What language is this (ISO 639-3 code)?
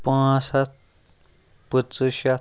kas